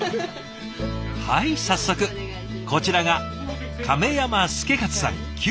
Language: Japanese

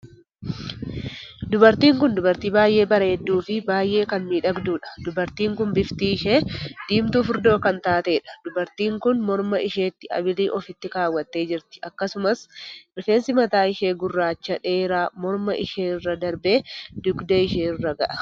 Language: Oromo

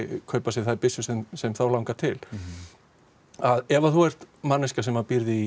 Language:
Icelandic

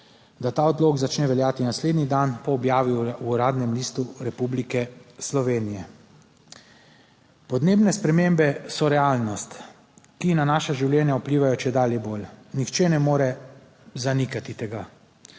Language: Slovenian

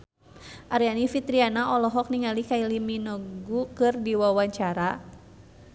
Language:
Sundanese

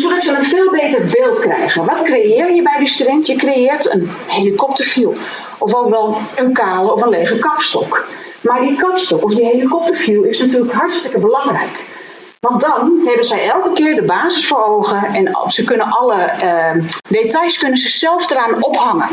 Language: Dutch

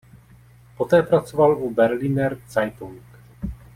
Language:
Czech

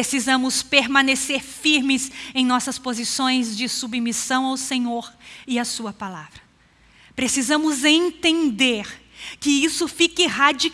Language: Portuguese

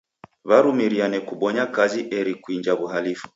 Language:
Taita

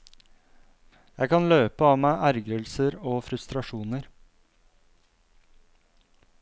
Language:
Norwegian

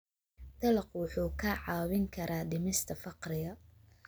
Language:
Somali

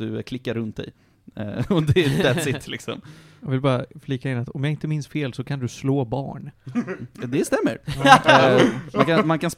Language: Swedish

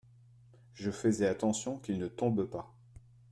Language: French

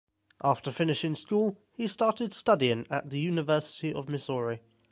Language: English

